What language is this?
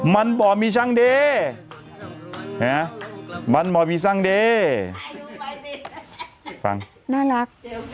Thai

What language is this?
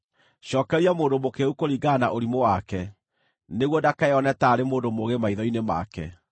Kikuyu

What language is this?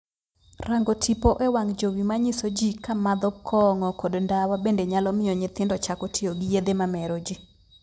Luo (Kenya and Tanzania)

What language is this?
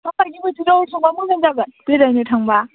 Bodo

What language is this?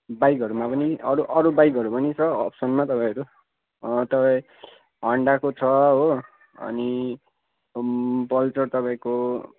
Nepali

